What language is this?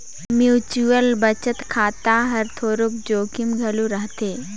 Chhattisgarhi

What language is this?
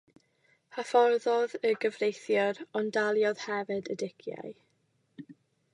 Welsh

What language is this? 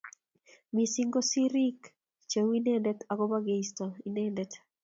Kalenjin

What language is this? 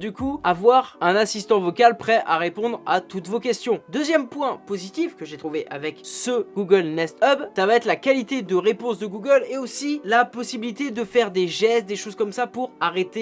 French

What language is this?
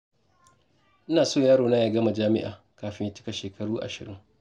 Hausa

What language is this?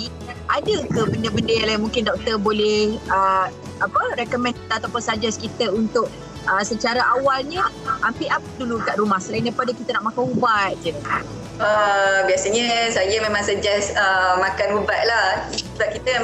Malay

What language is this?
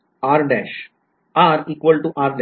Marathi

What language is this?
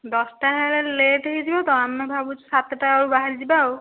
Odia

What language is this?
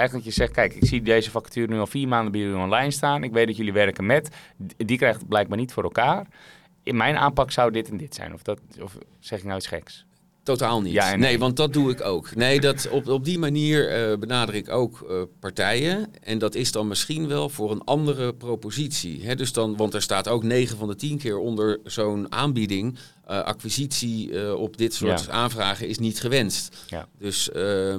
Dutch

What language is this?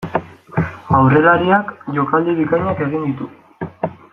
Basque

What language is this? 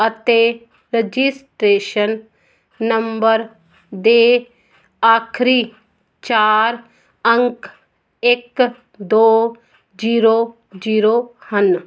Punjabi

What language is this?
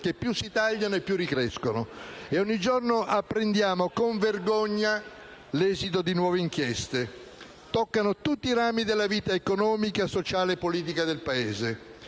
Italian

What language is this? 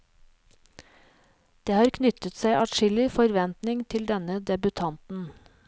Norwegian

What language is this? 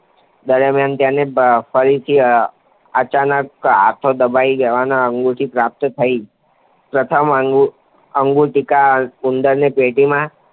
Gujarati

